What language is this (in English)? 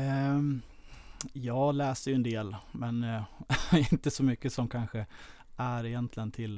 Swedish